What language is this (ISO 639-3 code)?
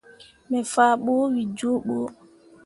mua